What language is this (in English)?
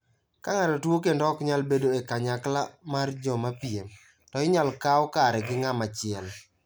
Luo (Kenya and Tanzania)